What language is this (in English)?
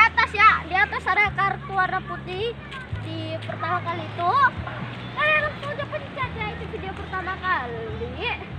Indonesian